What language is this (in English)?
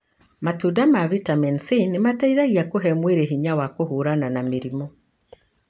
Kikuyu